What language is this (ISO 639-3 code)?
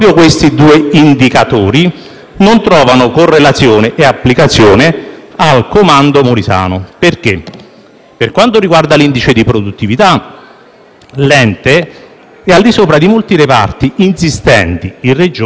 ita